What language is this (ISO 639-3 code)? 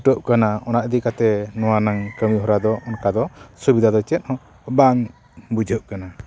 sat